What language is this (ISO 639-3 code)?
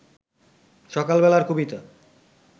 ben